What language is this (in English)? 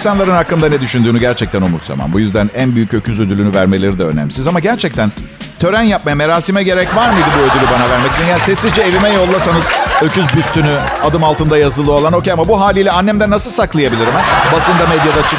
Turkish